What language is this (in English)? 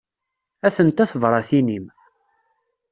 Kabyle